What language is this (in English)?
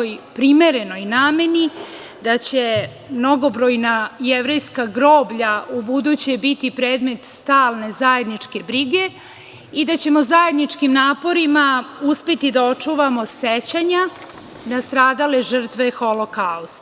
Serbian